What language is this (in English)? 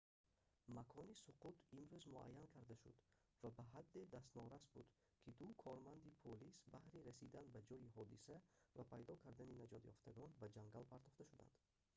Tajik